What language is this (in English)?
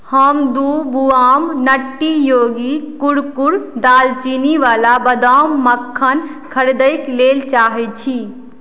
Maithili